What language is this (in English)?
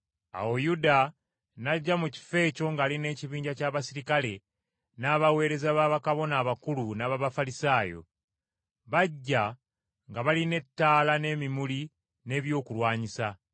Ganda